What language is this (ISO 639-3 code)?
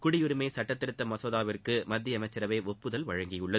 tam